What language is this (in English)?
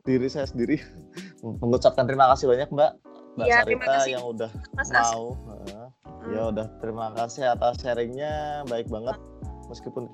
Indonesian